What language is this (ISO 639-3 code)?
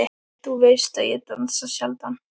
isl